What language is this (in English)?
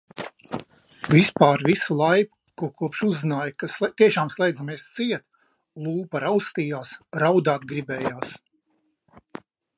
Latvian